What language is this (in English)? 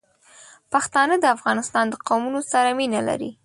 Pashto